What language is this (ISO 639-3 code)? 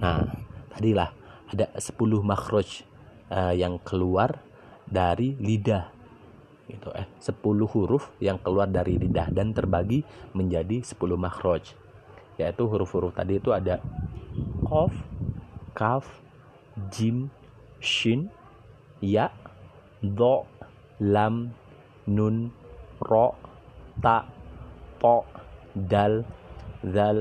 ind